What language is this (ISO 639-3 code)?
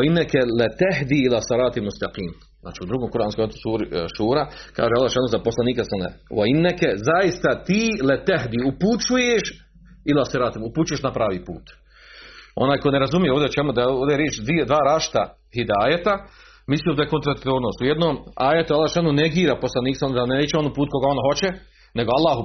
hrv